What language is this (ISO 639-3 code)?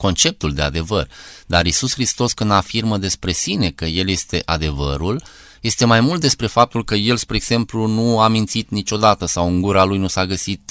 ron